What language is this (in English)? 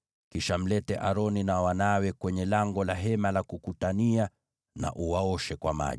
Swahili